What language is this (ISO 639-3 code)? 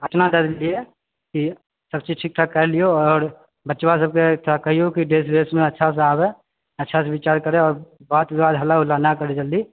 mai